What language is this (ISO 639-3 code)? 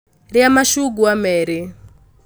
kik